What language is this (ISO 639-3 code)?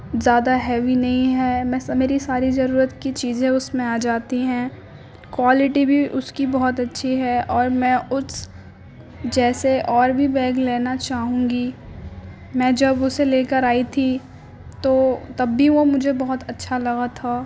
urd